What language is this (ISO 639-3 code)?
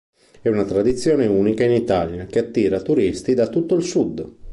ita